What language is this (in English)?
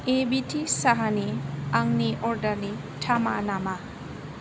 Bodo